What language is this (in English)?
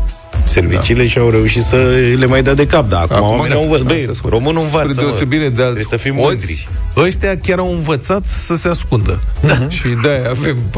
Romanian